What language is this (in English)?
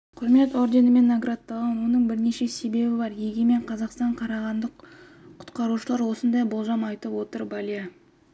Kazakh